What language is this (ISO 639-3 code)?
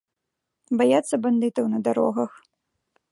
bel